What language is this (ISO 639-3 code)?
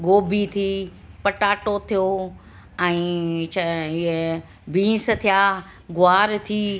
snd